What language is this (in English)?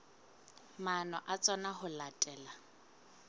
Southern Sotho